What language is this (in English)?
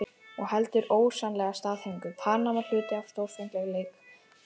Icelandic